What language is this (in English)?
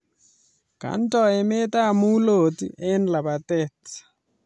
Kalenjin